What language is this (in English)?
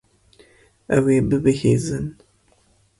Kurdish